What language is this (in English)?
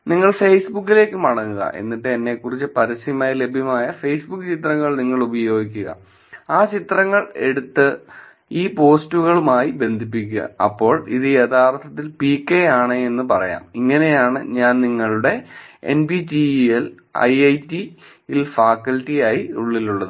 Malayalam